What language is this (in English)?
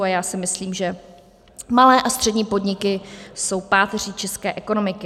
Czech